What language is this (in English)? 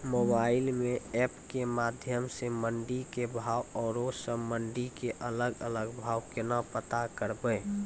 Maithili